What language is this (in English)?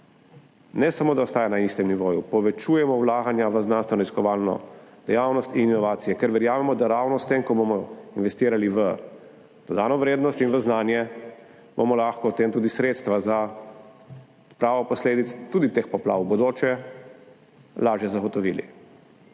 Slovenian